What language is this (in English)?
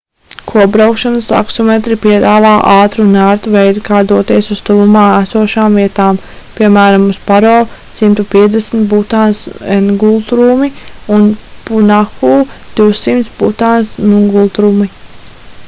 Latvian